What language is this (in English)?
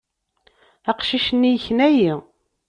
Kabyle